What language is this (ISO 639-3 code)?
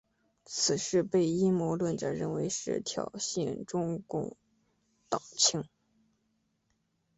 zho